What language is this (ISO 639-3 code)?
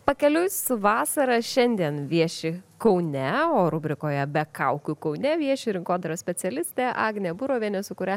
lit